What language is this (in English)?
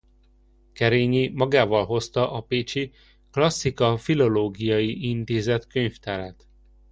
Hungarian